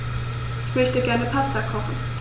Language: German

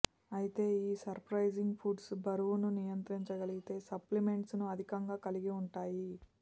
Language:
Telugu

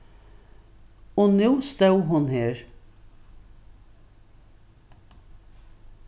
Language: Faroese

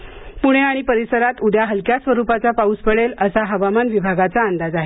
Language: Marathi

